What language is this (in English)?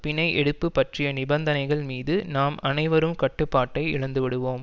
Tamil